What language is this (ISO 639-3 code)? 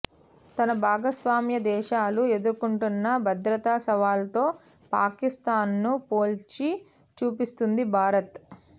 tel